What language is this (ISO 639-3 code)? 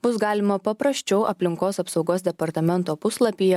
lit